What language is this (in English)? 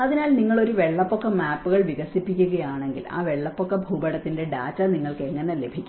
Malayalam